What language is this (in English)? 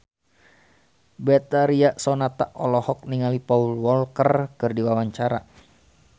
Sundanese